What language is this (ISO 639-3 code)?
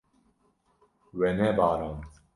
kur